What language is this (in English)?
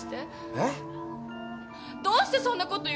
Japanese